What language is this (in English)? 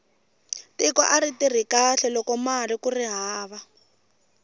Tsonga